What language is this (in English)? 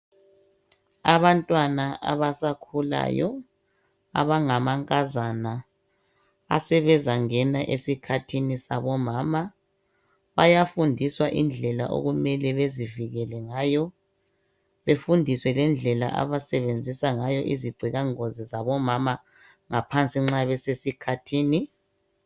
North Ndebele